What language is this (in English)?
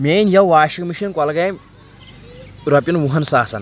Kashmiri